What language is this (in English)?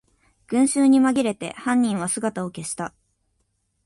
Japanese